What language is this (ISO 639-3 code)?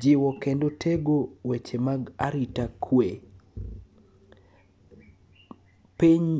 luo